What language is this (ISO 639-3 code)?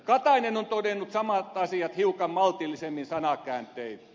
fin